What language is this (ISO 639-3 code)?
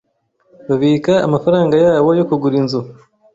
kin